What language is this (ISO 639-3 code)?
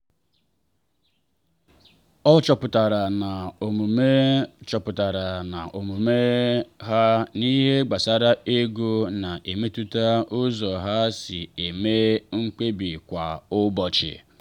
ibo